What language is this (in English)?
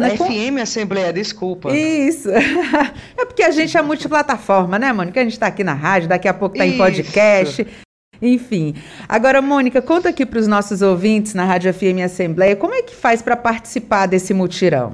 Portuguese